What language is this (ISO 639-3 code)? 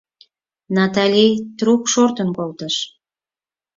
chm